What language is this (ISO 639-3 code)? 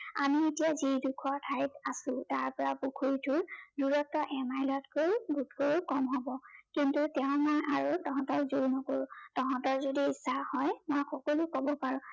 asm